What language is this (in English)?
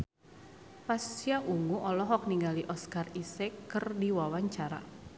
Sundanese